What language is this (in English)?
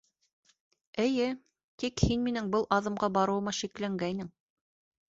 Bashkir